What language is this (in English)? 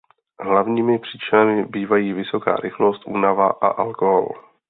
Czech